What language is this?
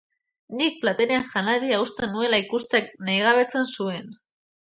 Basque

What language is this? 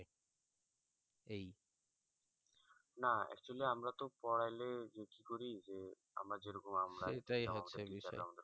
Bangla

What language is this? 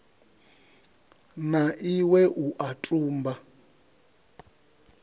Venda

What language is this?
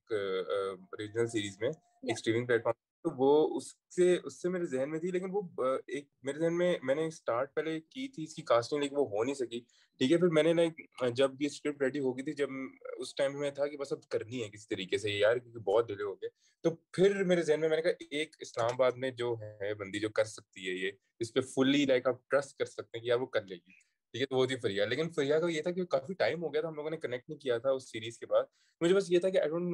Urdu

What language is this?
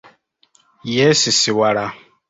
Ganda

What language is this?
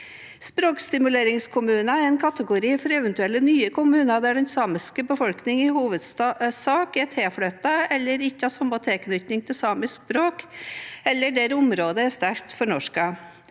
Norwegian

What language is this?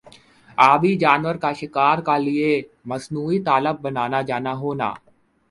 Urdu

